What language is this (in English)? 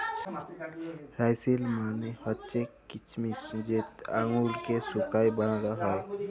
Bangla